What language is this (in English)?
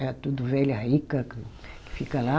Portuguese